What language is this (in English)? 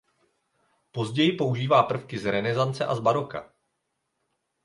Czech